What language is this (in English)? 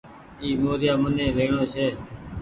Goaria